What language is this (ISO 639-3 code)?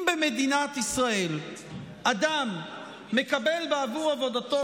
heb